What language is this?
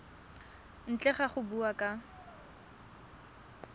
Tswana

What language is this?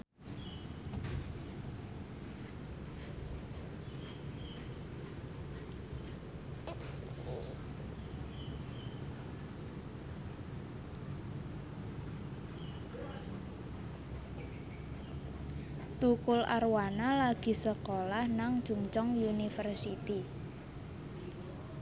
Javanese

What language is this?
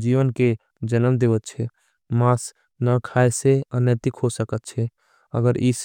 Angika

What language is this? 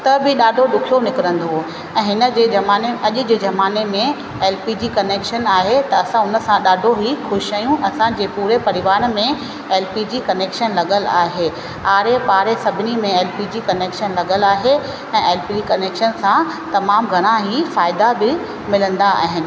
Sindhi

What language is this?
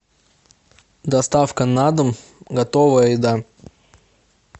Russian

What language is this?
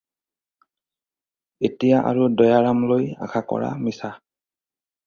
Assamese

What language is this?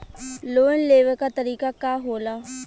Bhojpuri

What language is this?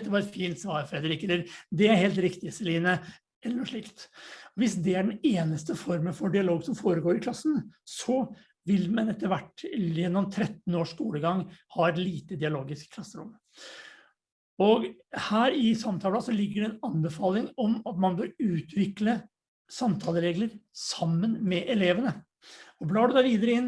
Norwegian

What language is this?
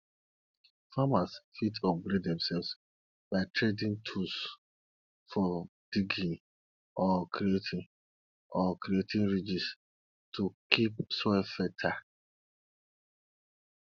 Nigerian Pidgin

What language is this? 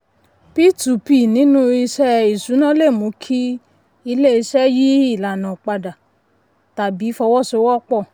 Yoruba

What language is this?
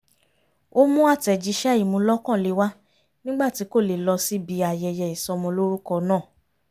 Yoruba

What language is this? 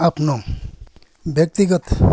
Nepali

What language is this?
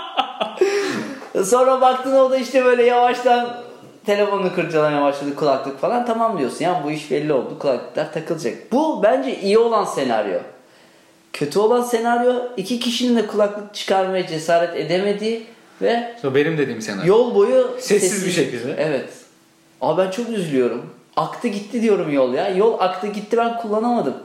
Turkish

